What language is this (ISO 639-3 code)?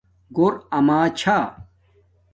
dmk